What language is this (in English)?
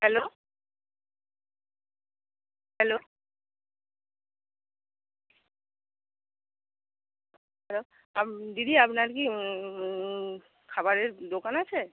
Bangla